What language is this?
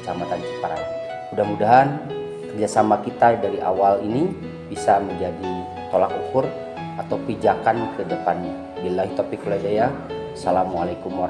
Indonesian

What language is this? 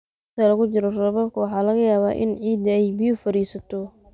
Somali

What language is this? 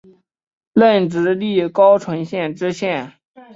Chinese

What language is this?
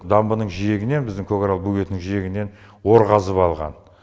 Kazakh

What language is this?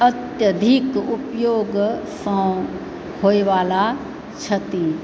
Maithili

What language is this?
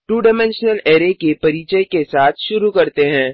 Hindi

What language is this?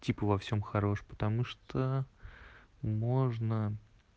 Russian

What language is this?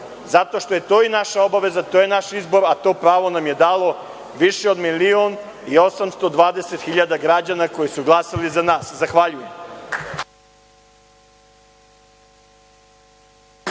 Serbian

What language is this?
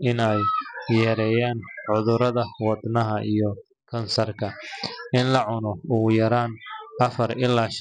Somali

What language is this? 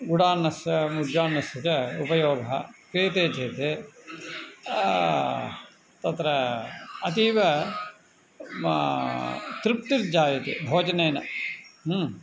Sanskrit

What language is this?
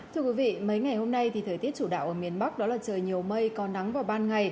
Vietnamese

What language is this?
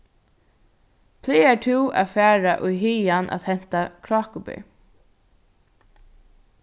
Faroese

